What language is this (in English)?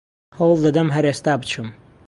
Central Kurdish